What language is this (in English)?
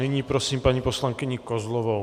Czech